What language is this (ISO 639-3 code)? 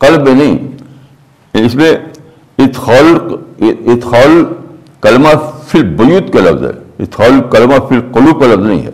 urd